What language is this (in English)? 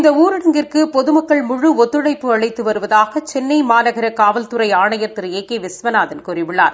Tamil